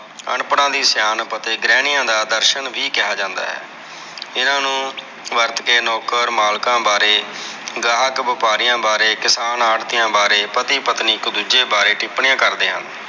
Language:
Punjabi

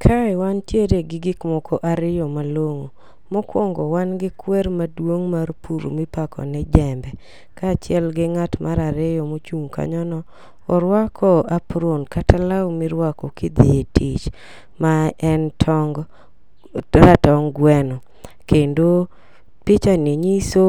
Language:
Luo (Kenya and Tanzania)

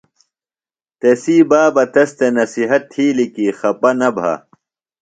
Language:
Phalura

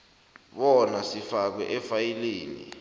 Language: South Ndebele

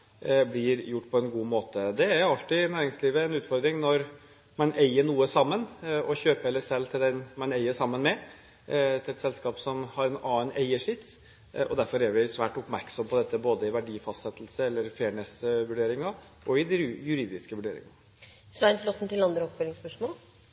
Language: Norwegian Bokmål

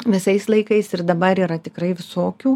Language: Lithuanian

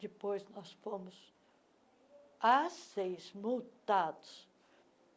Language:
Portuguese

